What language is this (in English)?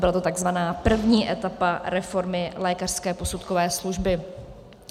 Czech